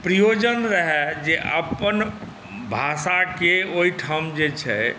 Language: Maithili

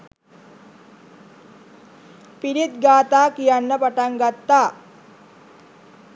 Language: Sinhala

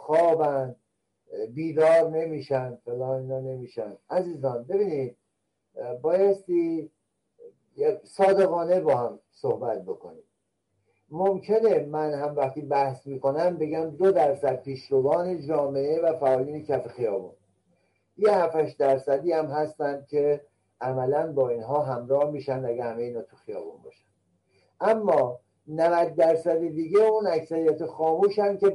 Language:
Persian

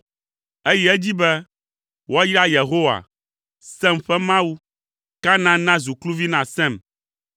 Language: Ewe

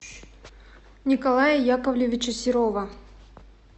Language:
Russian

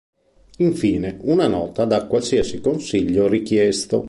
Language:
Italian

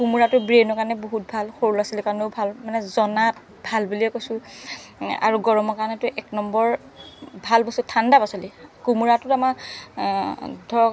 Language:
Assamese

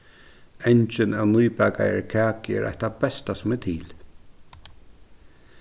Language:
Faroese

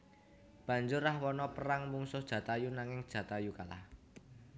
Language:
Javanese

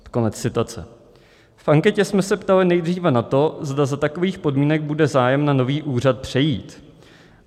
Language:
Czech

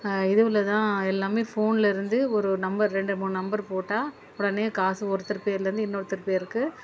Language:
Tamil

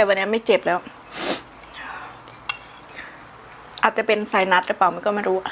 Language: Thai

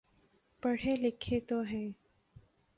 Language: Urdu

